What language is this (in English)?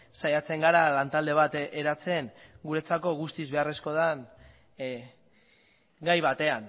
Basque